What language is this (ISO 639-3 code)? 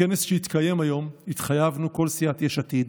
heb